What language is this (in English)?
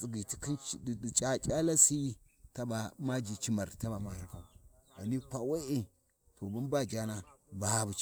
Warji